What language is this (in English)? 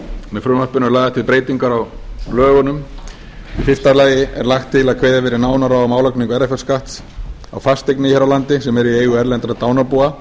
Icelandic